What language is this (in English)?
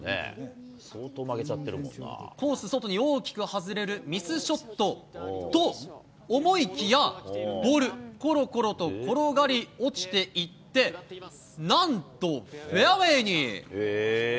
Japanese